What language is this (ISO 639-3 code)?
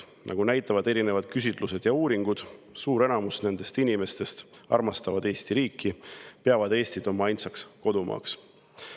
est